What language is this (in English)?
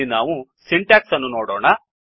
Kannada